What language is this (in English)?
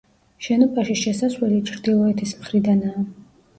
Georgian